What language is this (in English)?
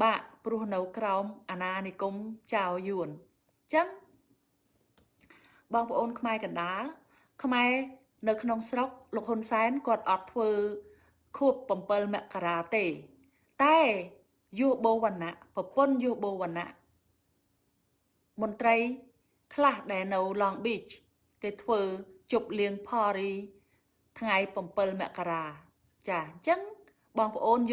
Vietnamese